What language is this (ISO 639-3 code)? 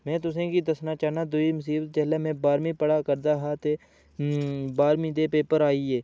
doi